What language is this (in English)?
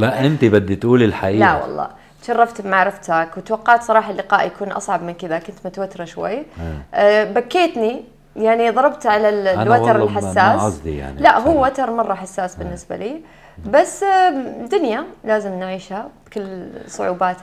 Arabic